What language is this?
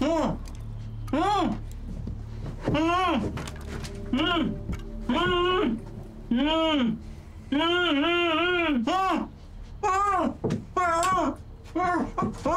Turkish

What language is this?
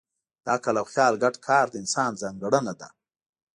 Pashto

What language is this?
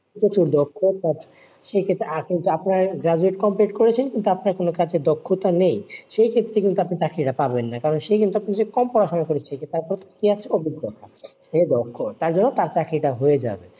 Bangla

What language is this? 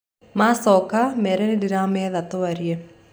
Kikuyu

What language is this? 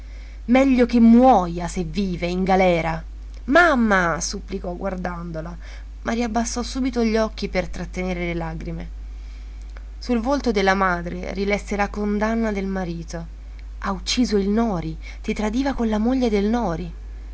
Italian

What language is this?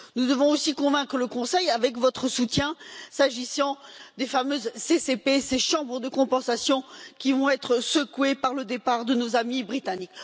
French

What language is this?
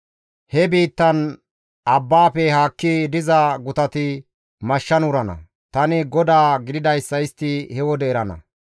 Gamo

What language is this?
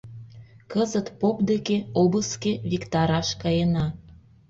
Mari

